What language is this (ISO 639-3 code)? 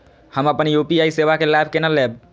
mai